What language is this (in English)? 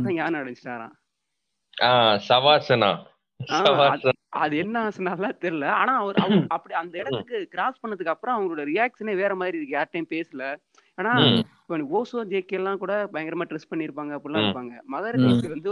Tamil